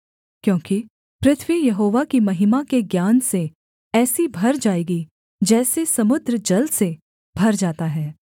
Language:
Hindi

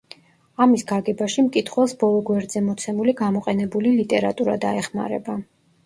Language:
Georgian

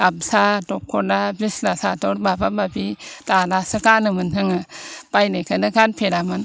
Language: Bodo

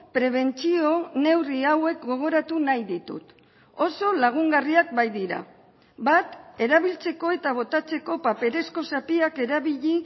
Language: Basque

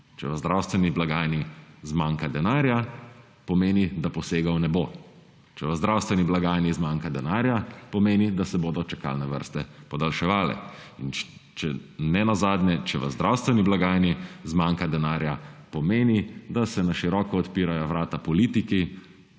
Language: Slovenian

